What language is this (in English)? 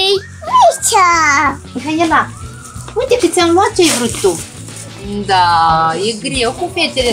Romanian